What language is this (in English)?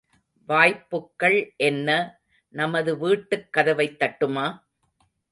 Tamil